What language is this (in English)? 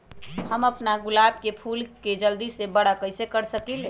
Magahi